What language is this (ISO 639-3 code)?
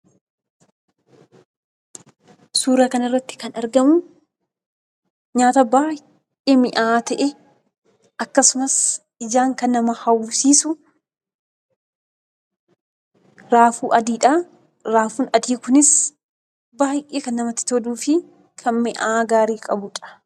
orm